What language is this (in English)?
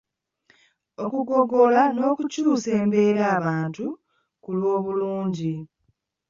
Ganda